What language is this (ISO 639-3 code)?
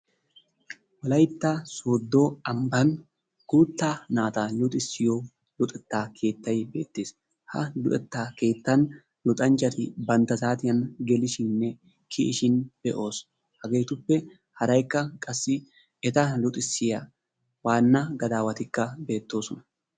wal